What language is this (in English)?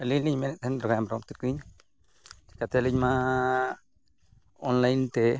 Santali